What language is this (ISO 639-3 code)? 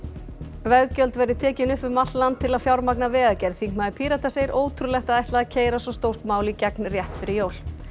isl